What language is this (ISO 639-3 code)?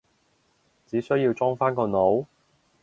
yue